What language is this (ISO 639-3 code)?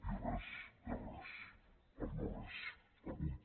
cat